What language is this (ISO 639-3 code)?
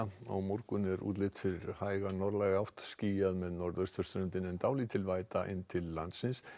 isl